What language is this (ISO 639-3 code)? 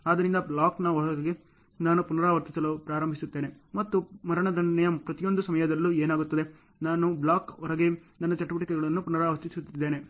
kan